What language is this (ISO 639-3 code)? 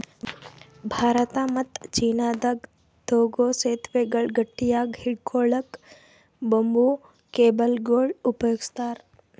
kan